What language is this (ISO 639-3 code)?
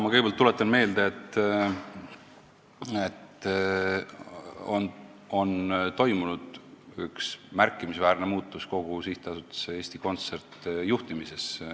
est